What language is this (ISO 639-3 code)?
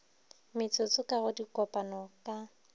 nso